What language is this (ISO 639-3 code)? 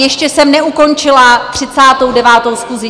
ces